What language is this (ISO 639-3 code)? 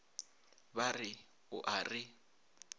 nso